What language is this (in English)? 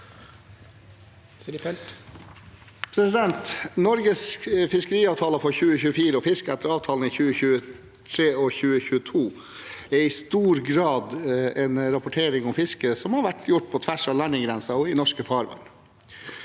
Norwegian